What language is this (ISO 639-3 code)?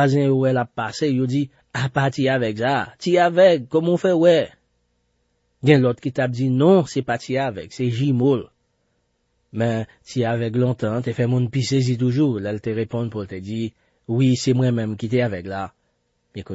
fra